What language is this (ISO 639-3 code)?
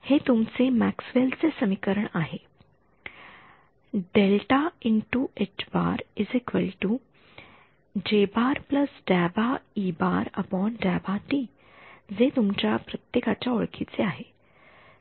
mar